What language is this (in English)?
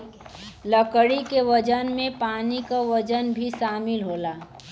Bhojpuri